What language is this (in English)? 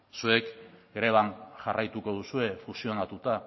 Basque